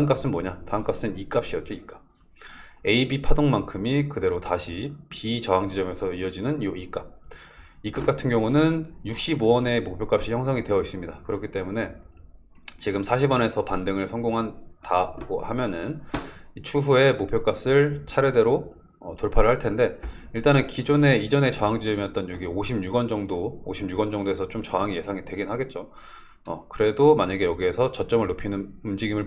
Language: Korean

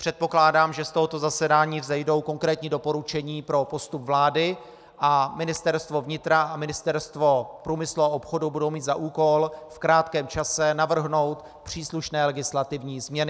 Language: Czech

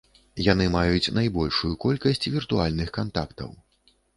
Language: Belarusian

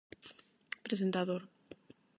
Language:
Galician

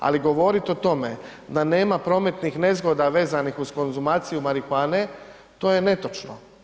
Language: Croatian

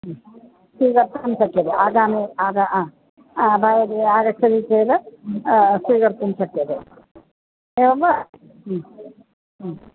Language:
Sanskrit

